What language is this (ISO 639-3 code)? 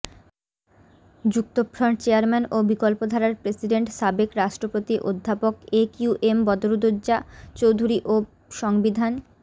ben